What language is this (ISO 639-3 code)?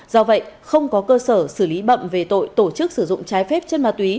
vie